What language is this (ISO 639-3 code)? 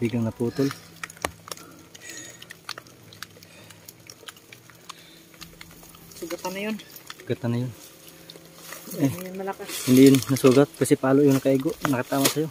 ind